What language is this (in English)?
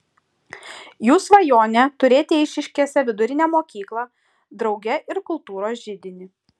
Lithuanian